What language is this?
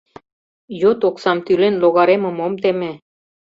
Mari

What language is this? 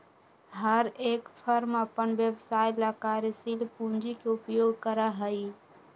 Magahi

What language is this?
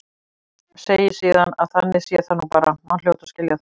Icelandic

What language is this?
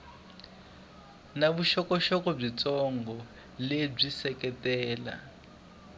Tsonga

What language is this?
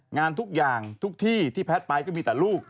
Thai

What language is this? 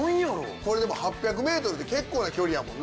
Japanese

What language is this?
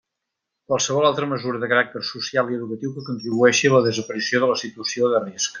Catalan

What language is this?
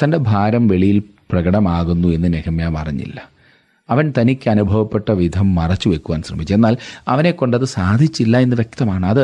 Malayalam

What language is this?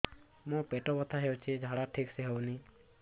Odia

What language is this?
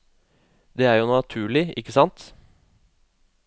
Norwegian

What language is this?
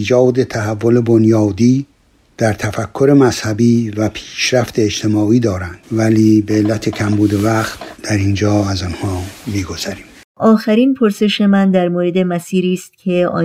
Persian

